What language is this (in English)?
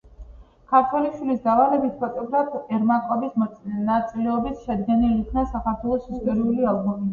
Georgian